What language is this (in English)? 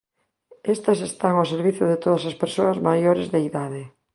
Galician